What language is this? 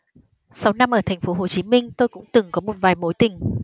Vietnamese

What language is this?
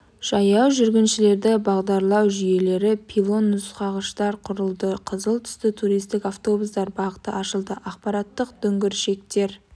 Kazakh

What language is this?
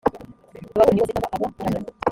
Kinyarwanda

